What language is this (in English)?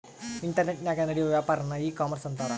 Kannada